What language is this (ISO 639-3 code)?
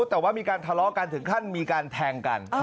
tha